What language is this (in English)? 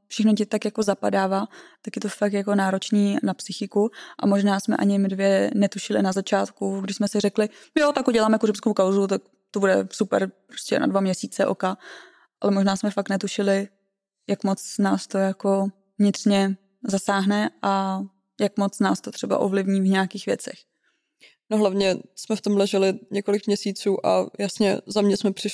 Czech